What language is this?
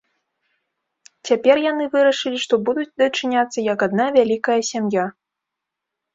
Belarusian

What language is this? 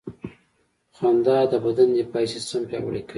Pashto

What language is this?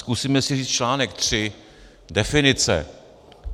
Czech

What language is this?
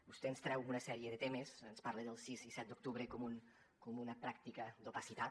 Catalan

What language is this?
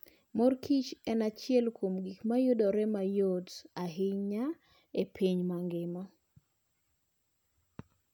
Luo (Kenya and Tanzania)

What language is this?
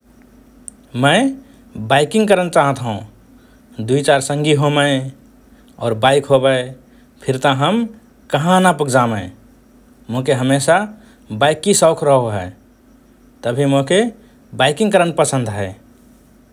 Rana Tharu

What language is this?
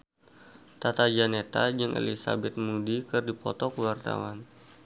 Sundanese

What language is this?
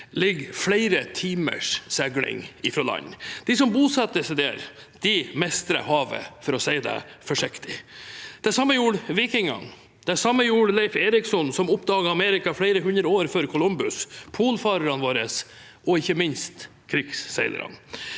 Norwegian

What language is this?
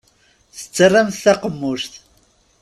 Kabyle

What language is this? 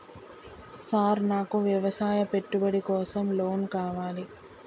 Telugu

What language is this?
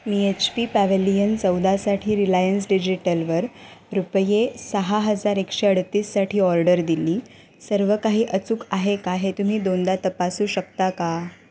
Marathi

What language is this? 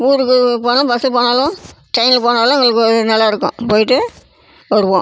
Tamil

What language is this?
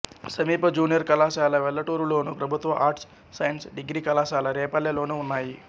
Telugu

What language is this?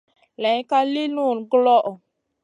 Masana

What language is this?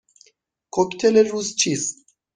Persian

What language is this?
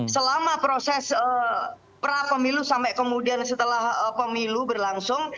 Indonesian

